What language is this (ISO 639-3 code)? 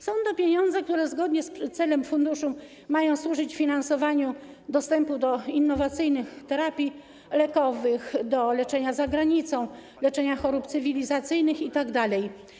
pol